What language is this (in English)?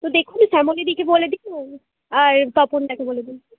Bangla